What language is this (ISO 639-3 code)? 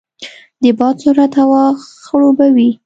pus